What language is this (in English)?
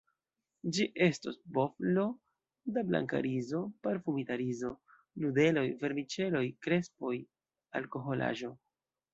Esperanto